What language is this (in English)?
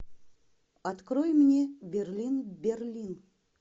Russian